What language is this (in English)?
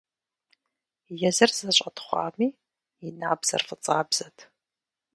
Kabardian